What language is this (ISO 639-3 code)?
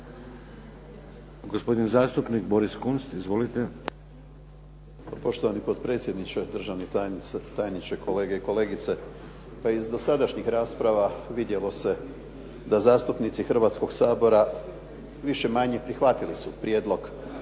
hrv